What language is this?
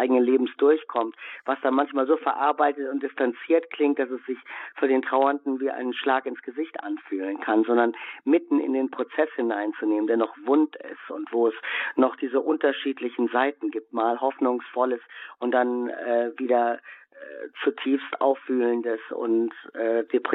German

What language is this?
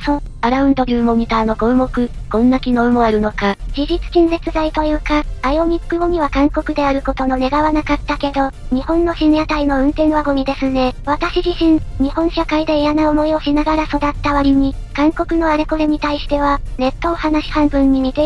Japanese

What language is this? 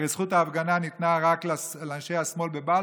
Hebrew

